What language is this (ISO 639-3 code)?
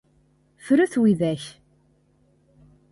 kab